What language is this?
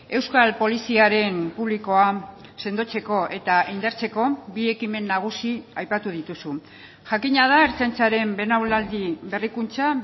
Basque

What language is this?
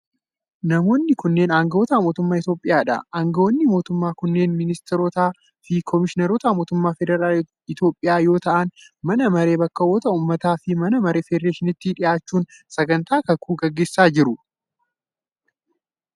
Oromo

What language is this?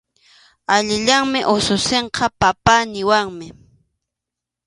Arequipa-La Unión Quechua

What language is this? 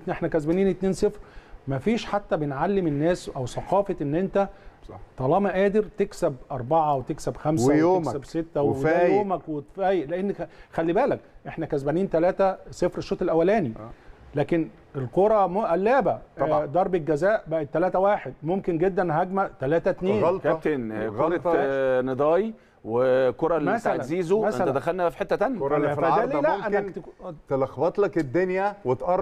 Arabic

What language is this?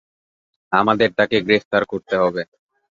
Bangla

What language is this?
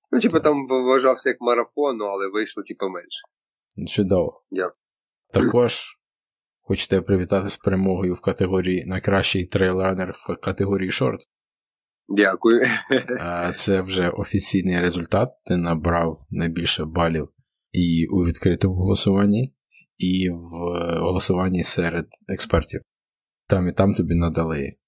Ukrainian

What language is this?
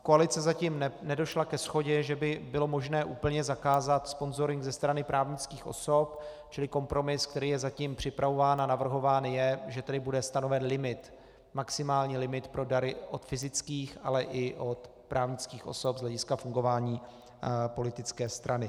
Czech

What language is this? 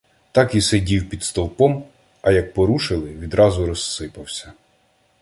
Ukrainian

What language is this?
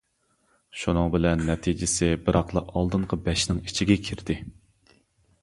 Uyghur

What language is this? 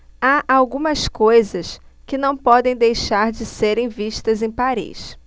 Portuguese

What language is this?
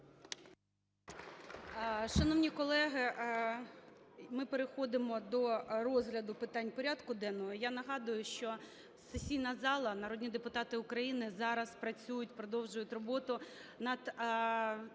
Ukrainian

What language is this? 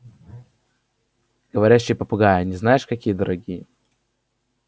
Russian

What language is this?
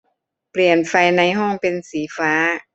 Thai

